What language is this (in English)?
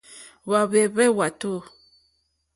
Mokpwe